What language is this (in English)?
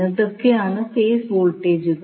Malayalam